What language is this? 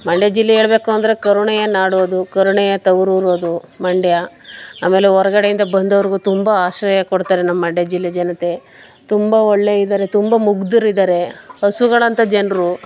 Kannada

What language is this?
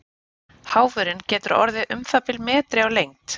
Icelandic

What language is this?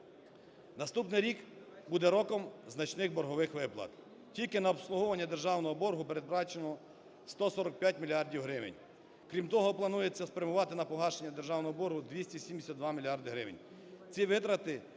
Ukrainian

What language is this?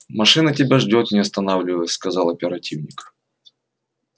Russian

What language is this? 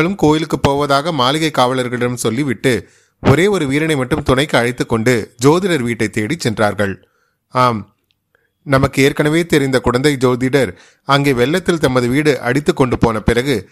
Tamil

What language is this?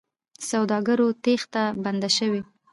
Pashto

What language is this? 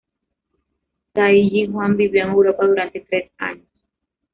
Spanish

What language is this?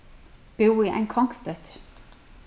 Faroese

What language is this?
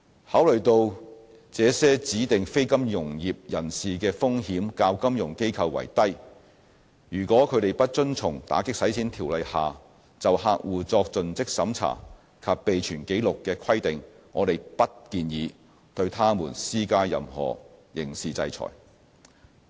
Cantonese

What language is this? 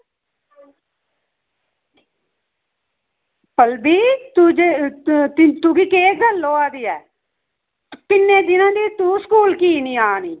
Dogri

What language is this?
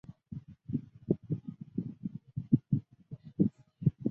Chinese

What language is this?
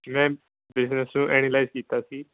Punjabi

